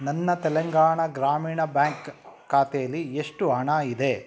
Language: Kannada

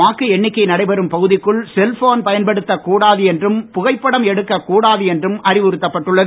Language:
Tamil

